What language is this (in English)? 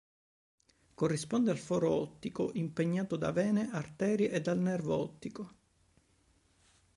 Italian